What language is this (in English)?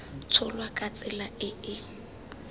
Tswana